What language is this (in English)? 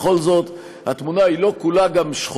Hebrew